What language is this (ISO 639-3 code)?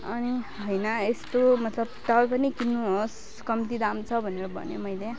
nep